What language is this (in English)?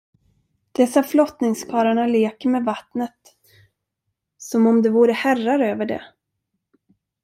Swedish